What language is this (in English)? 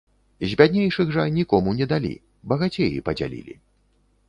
Belarusian